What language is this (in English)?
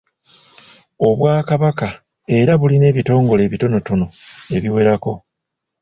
Ganda